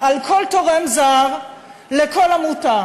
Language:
Hebrew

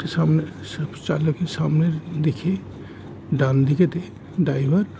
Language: Bangla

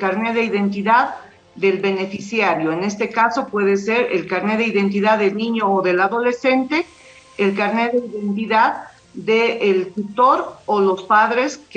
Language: Spanish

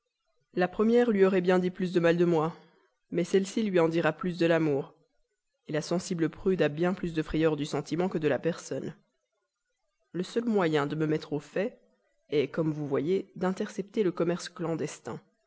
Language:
French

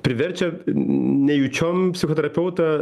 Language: Lithuanian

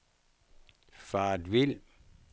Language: Danish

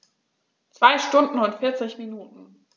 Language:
German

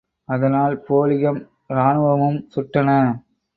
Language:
Tamil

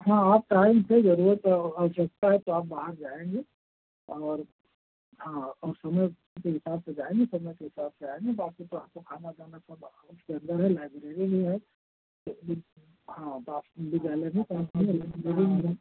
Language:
Hindi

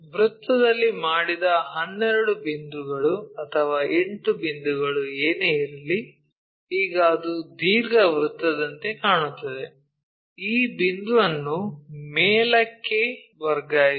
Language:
Kannada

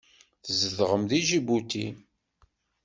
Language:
Kabyle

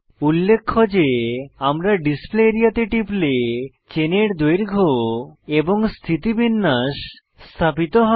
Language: Bangla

